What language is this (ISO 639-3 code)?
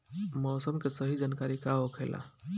bho